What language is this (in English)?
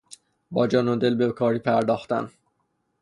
Persian